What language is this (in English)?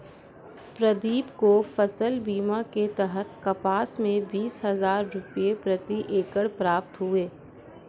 Hindi